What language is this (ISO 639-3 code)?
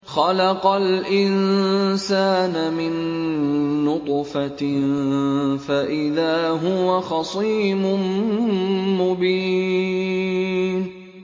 ara